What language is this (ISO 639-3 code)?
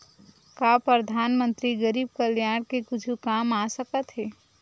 hne